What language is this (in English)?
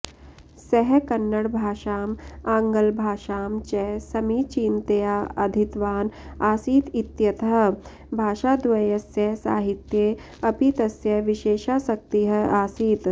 Sanskrit